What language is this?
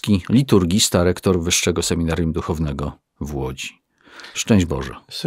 Polish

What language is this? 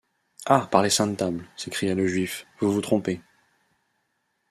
French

